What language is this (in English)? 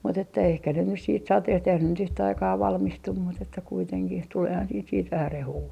Finnish